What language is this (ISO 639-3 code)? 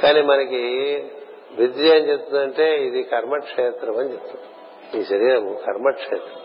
tel